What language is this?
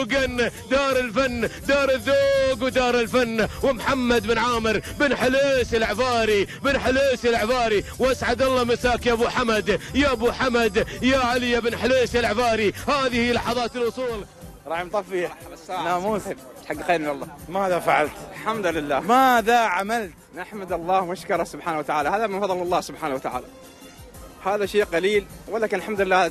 Arabic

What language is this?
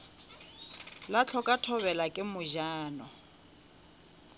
Northern Sotho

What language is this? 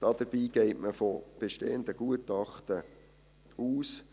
Swiss German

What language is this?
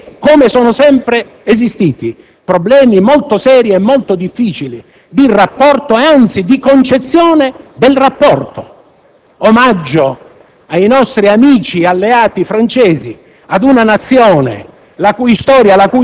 Italian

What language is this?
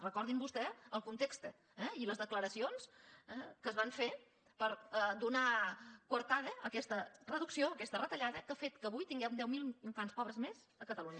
Catalan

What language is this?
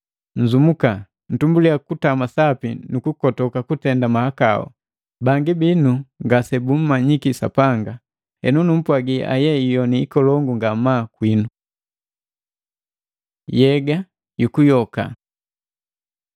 Matengo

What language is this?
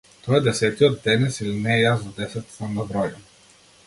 Macedonian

